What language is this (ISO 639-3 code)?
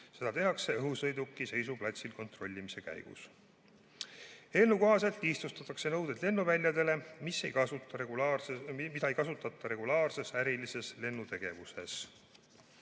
est